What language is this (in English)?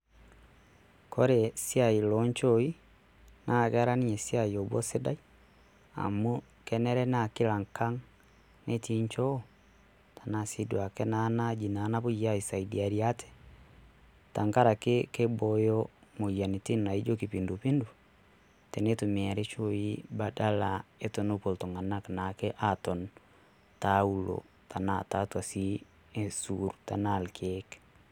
Masai